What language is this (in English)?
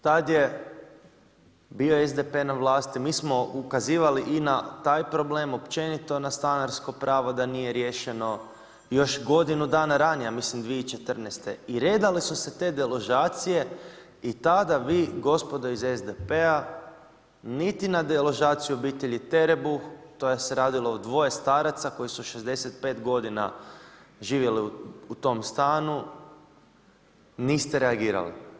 Croatian